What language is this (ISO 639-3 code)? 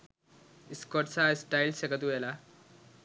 sin